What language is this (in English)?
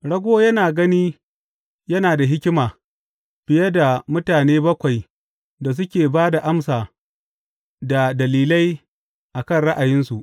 Hausa